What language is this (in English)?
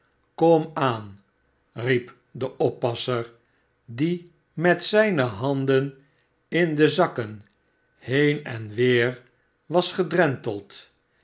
Dutch